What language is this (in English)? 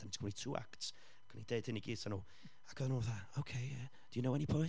Welsh